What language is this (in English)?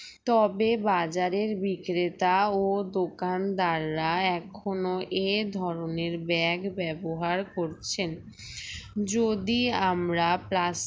Bangla